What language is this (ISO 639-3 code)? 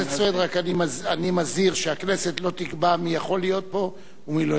heb